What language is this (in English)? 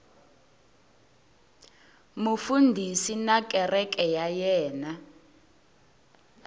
Tsonga